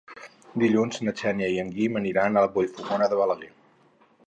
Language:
Catalan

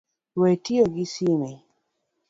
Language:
Luo (Kenya and Tanzania)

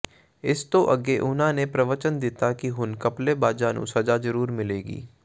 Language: Punjabi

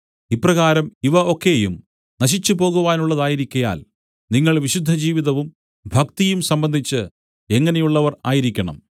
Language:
Malayalam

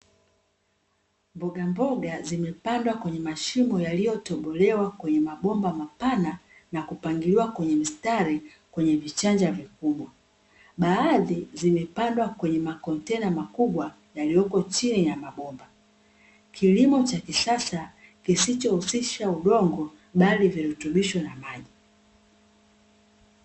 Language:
Swahili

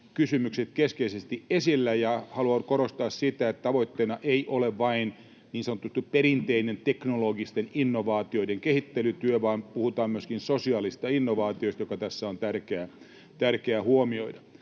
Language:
Finnish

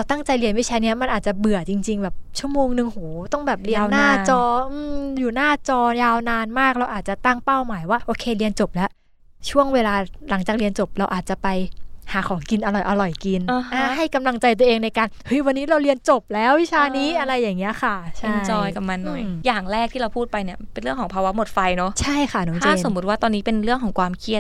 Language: Thai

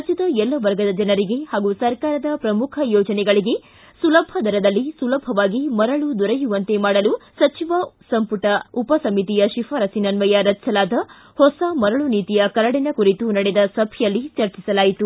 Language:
Kannada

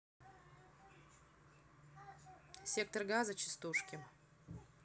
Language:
Russian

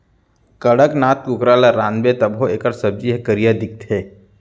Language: Chhattisgarhi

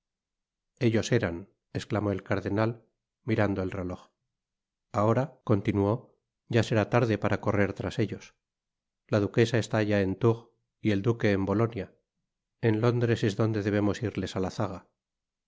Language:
Spanish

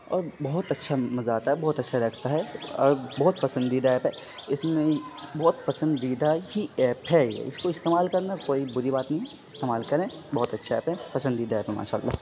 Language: Urdu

